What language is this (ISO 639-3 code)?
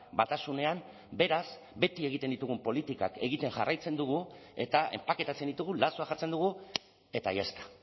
eus